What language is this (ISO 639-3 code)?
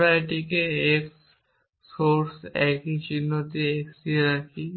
ben